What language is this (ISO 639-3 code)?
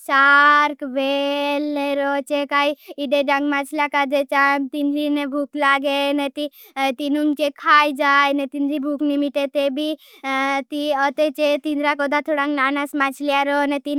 bhb